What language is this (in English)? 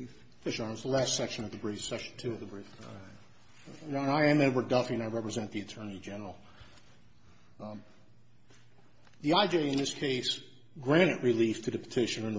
English